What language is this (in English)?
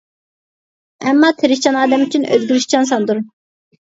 Uyghur